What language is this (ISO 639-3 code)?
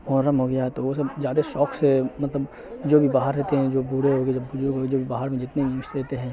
urd